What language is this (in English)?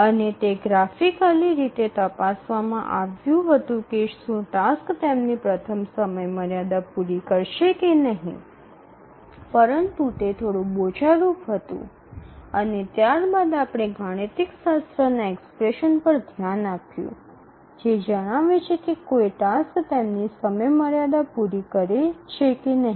Gujarati